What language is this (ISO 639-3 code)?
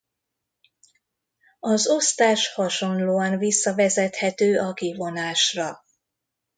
hun